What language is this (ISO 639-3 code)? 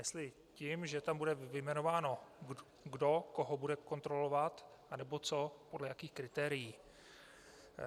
ces